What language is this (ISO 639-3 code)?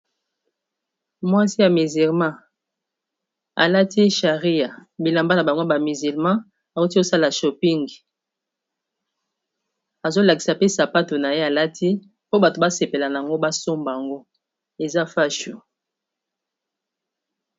lin